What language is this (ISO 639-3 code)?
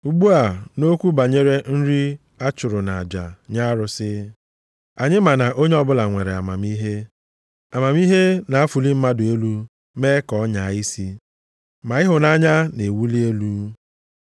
ibo